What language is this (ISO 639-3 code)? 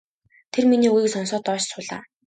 mon